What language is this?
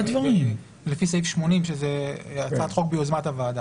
Hebrew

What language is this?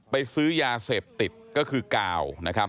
Thai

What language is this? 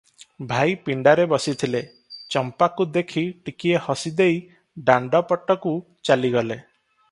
Odia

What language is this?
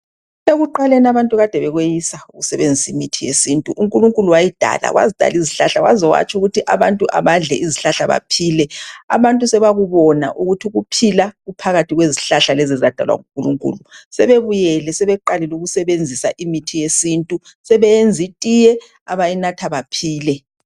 North Ndebele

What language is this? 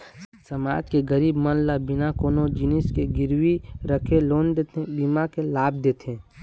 Chhattisgarhi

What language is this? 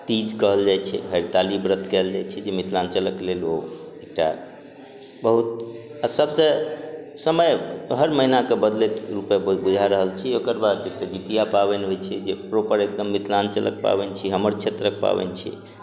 Maithili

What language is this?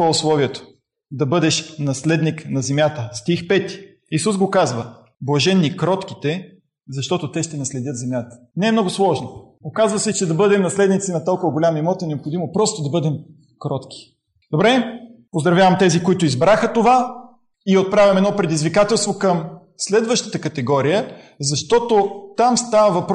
Bulgarian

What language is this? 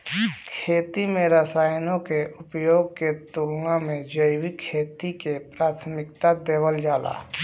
Bhojpuri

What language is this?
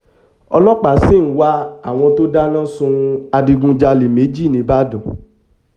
Yoruba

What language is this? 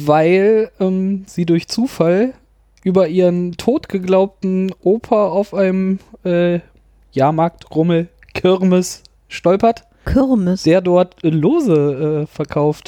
German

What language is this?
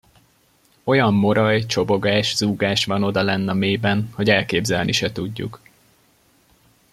Hungarian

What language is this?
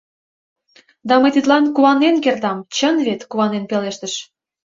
Mari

